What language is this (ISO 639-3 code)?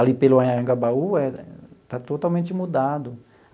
por